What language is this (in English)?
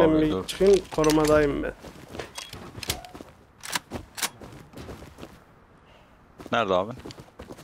Turkish